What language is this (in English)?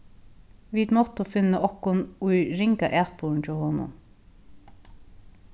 Faroese